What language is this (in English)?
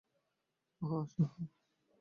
Bangla